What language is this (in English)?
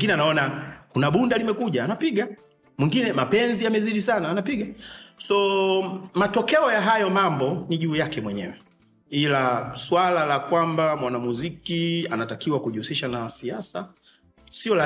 Swahili